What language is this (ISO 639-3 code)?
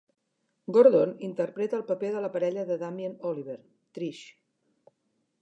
cat